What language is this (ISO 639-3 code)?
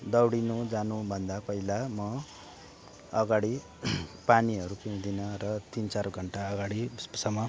nep